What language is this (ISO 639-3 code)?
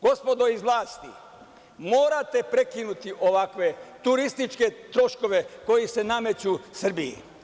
srp